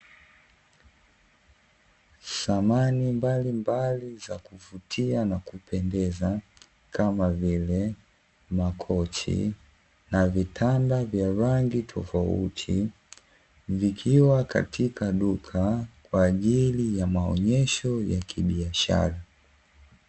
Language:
Swahili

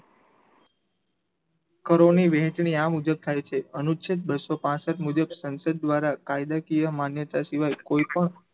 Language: Gujarati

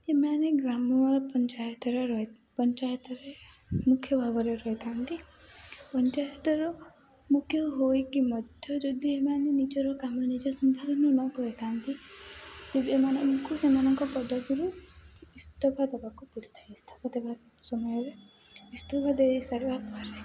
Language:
Odia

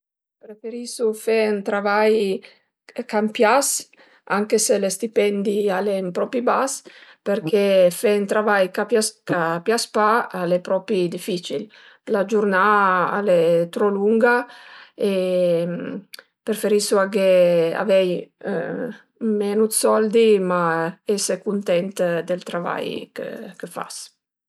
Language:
Piedmontese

